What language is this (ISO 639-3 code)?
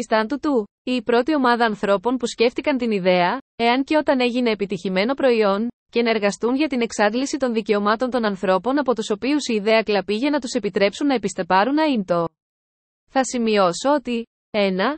ell